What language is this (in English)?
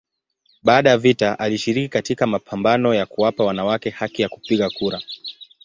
Swahili